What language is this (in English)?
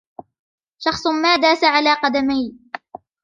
Arabic